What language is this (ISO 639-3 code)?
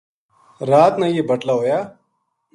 gju